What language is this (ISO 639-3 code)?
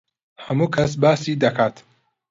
ckb